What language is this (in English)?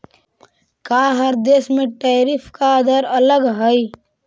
Magahi